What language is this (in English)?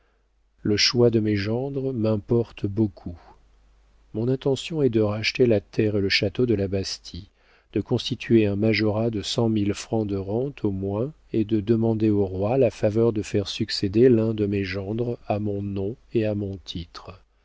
French